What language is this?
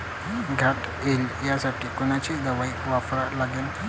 Marathi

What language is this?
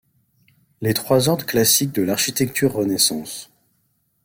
French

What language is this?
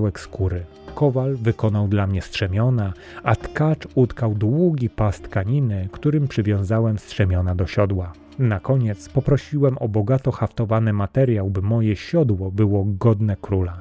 Polish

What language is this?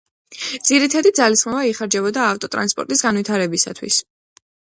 Georgian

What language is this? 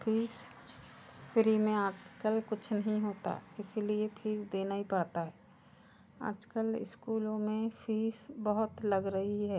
Hindi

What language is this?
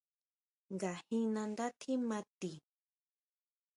Huautla Mazatec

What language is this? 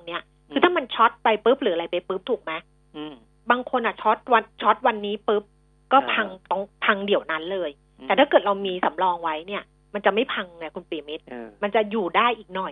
Thai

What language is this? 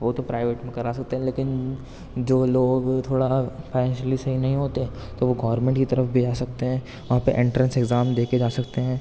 Urdu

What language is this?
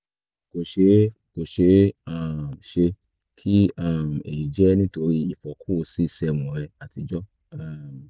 Yoruba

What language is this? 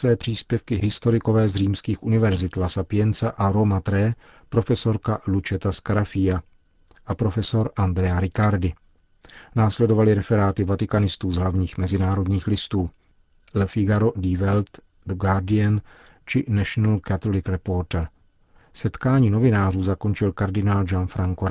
Czech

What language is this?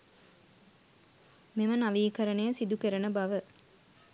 Sinhala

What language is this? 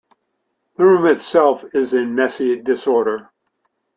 English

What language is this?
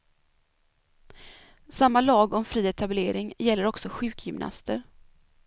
Swedish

